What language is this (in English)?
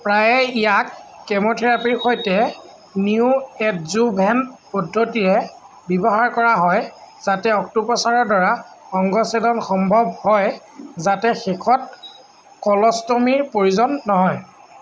Assamese